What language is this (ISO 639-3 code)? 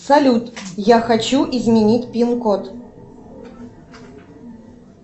rus